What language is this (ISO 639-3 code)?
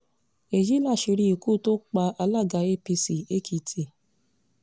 yor